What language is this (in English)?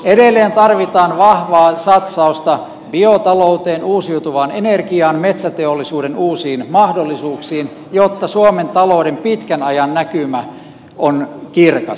Finnish